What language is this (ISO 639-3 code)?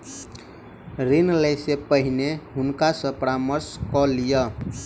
mai